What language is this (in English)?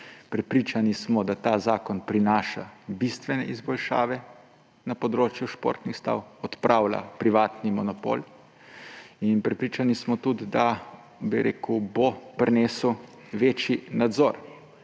Slovenian